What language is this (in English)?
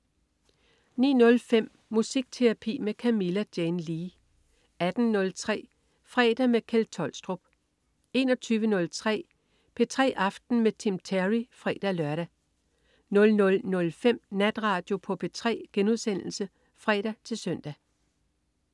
Danish